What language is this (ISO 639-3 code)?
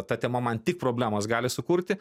lit